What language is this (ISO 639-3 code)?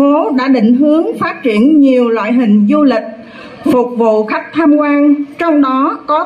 vie